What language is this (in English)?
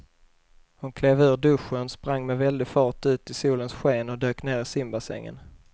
Swedish